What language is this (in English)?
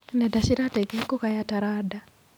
Kikuyu